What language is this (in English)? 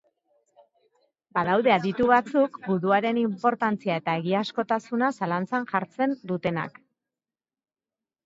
Basque